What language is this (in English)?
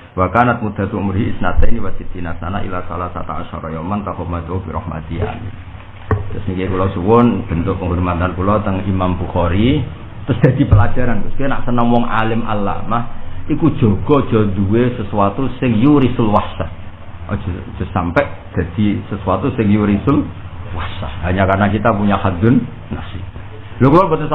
Indonesian